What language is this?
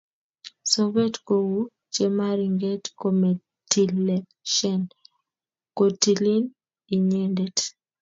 Kalenjin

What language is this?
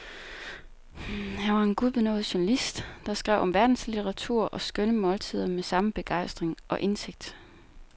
Danish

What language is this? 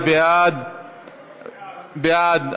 Hebrew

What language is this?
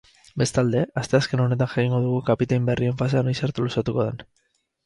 Basque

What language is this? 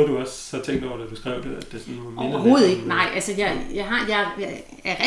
Danish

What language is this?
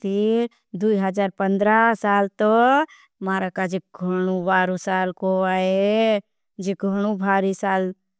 Bhili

